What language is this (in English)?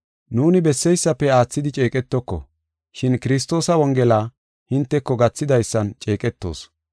Gofa